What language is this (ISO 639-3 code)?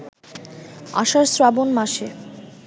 ben